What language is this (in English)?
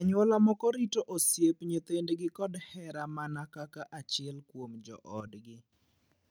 Luo (Kenya and Tanzania)